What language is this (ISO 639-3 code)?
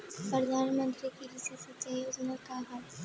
bho